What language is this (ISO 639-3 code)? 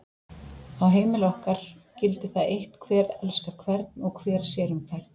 isl